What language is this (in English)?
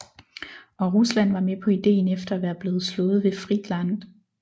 Danish